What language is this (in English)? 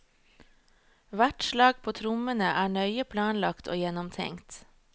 Norwegian